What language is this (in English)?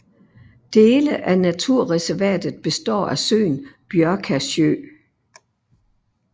Danish